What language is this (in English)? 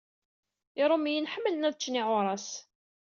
Kabyle